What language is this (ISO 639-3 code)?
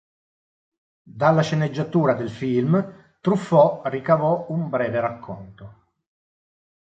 ita